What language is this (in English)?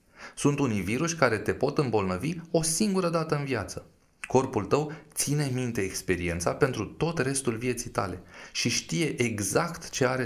Romanian